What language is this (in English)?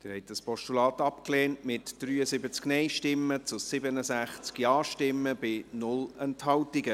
Swiss German